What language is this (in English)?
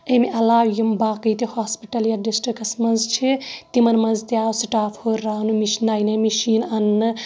Kashmiri